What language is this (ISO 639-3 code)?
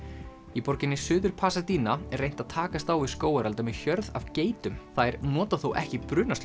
isl